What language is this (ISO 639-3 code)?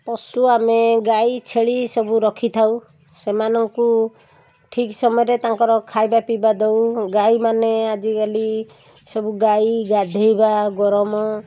ori